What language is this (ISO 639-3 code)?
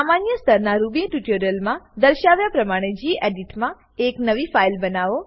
guj